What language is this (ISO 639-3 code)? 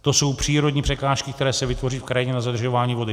ces